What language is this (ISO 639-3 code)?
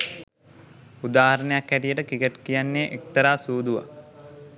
sin